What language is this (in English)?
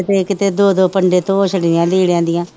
Punjabi